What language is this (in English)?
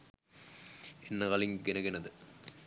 Sinhala